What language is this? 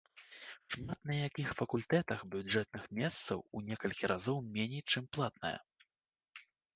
Belarusian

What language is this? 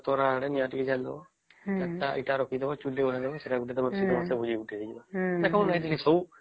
Odia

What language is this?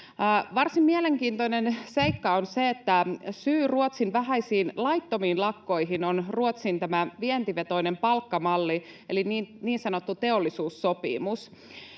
Finnish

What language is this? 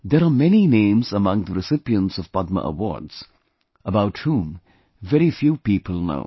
English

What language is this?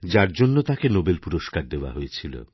Bangla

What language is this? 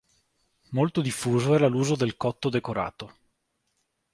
Italian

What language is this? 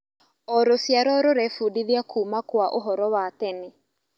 Kikuyu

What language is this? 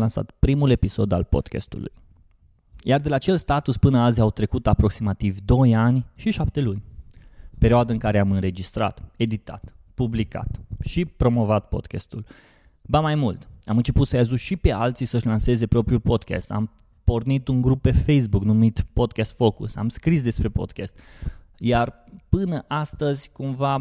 Romanian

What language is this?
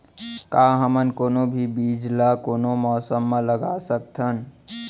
Chhattisgarhi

